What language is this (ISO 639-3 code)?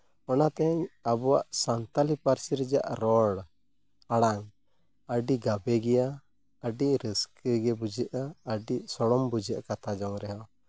sat